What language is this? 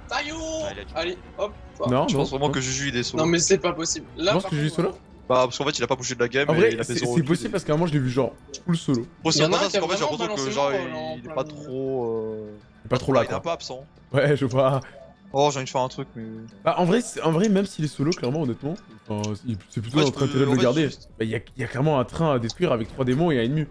French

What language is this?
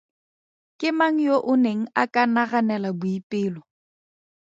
Tswana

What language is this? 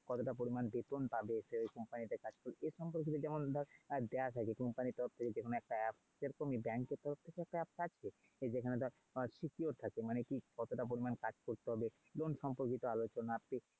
Bangla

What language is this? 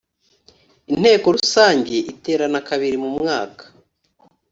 Kinyarwanda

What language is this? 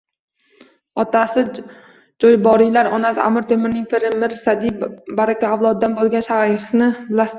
Uzbek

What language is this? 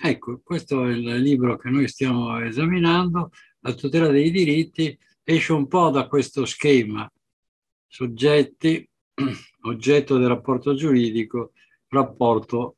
Italian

